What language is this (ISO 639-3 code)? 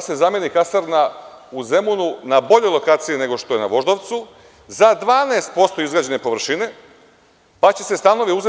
srp